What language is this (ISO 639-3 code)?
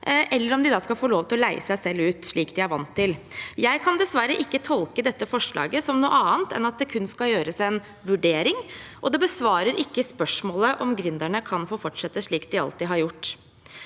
nor